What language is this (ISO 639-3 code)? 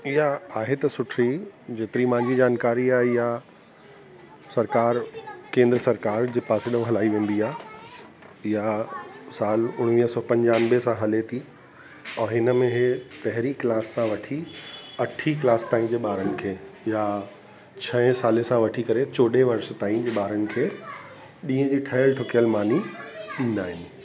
snd